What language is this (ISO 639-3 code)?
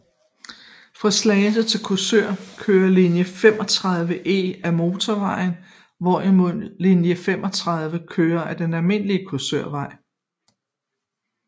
dan